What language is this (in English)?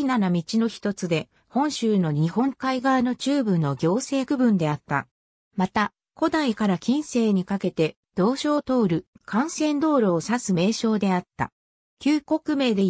Japanese